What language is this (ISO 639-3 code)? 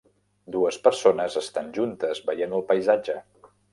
cat